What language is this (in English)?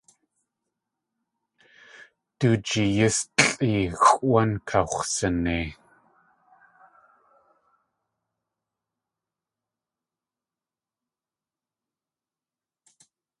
Tlingit